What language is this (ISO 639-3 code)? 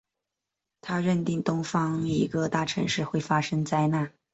zho